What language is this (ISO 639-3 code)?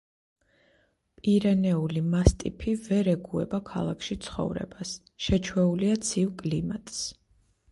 kat